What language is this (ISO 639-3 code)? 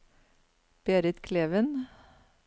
nor